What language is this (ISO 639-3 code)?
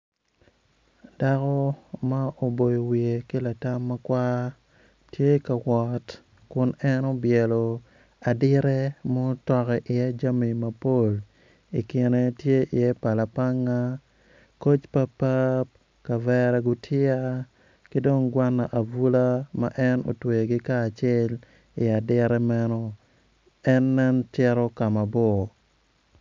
ach